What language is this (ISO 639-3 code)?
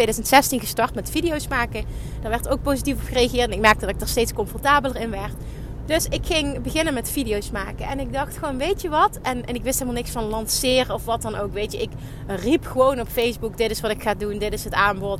nld